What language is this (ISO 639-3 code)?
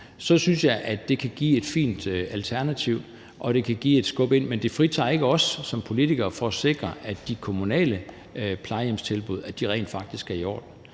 dan